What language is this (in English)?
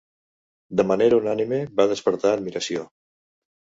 Catalan